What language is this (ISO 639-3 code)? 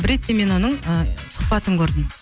kaz